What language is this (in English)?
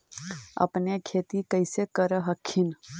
Magahi